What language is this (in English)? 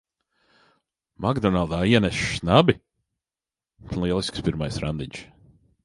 Latvian